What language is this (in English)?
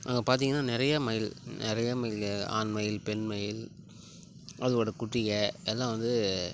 Tamil